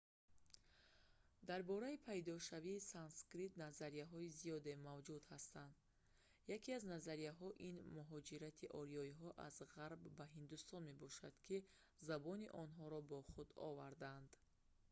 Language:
Tajik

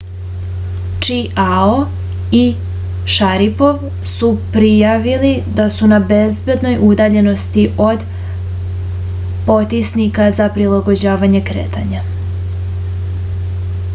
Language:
Serbian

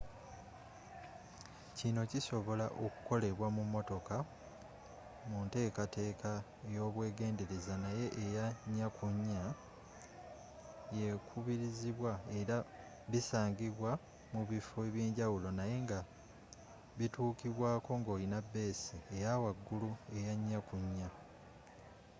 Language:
Ganda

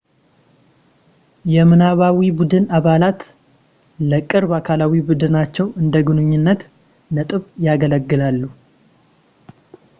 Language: Amharic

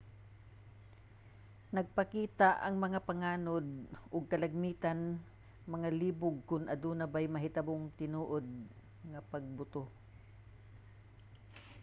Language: Cebuano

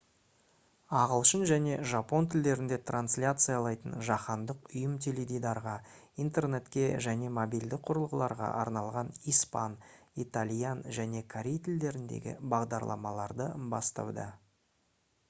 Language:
Kazakh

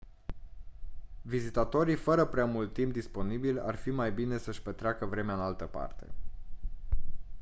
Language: Romanian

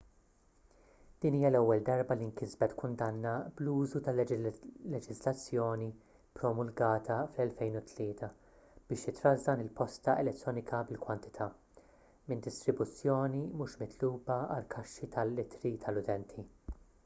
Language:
Maltese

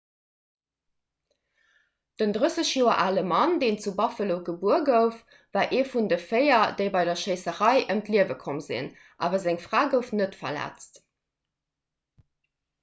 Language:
Luxembourgish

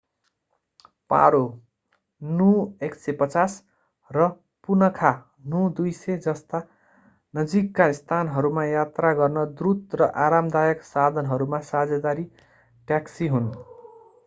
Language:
Nepali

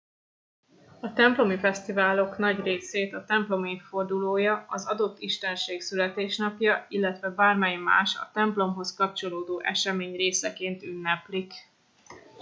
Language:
Hungarian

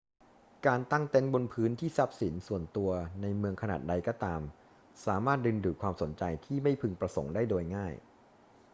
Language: Thai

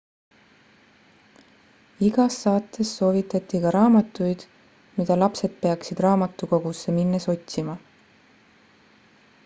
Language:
Estonian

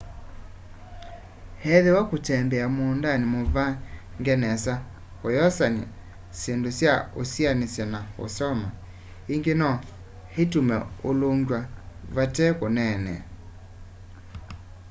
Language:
Kamba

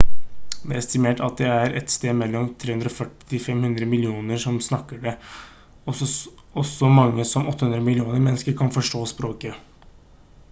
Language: Norwegian Bokmål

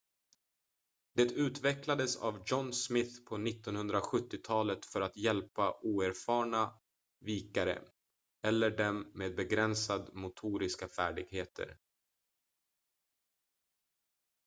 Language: Swedish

